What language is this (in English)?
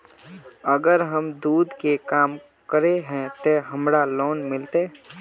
Magahi